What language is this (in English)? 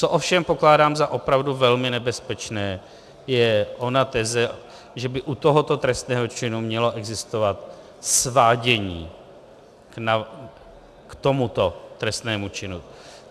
Czech